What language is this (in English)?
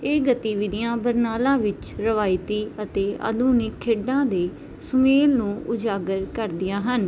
Punjabi